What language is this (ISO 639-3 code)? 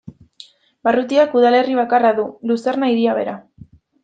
eus